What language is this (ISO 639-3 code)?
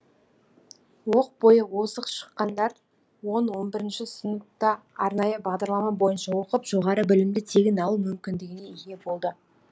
kaz